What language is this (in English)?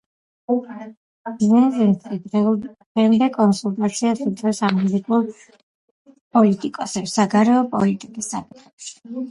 Georgian